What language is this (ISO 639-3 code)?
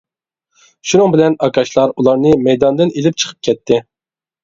uig